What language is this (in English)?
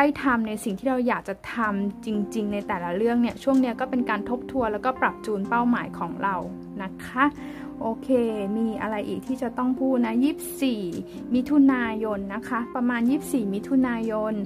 Thai